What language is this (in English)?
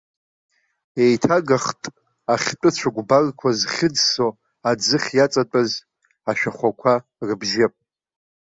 Abkhazian